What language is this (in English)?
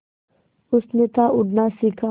Hindi